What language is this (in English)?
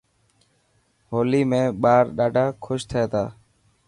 Dhatki